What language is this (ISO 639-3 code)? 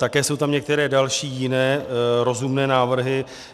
ces